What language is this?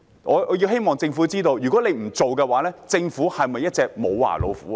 Cantonese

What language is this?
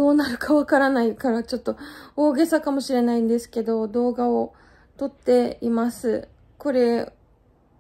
Japanese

